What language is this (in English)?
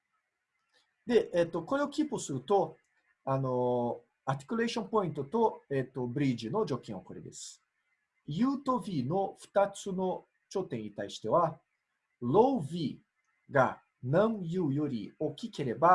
Japanese